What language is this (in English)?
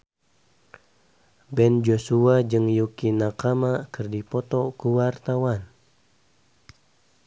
Sundanese